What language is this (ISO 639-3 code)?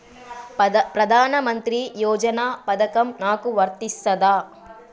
tel